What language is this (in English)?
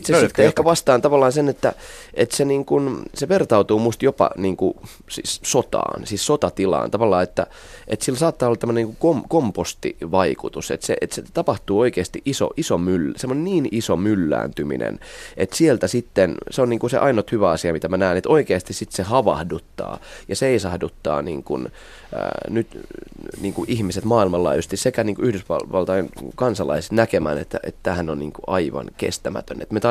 Finnish